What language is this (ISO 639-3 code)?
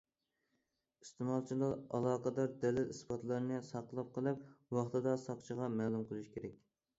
uig